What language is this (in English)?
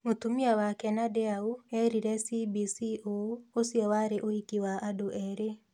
Kikuyu